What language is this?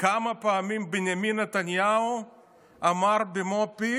Hebrew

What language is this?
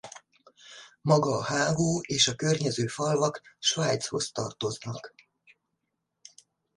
Hungarian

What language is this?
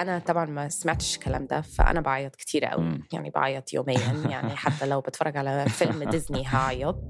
Arabic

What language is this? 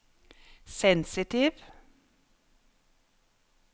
Norwegian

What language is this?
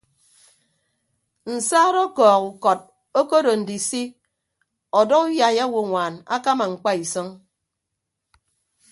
Ibibio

